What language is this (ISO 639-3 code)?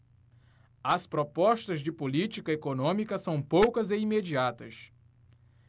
por